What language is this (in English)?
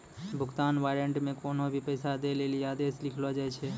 Maithili